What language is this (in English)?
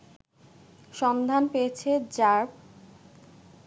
Bangla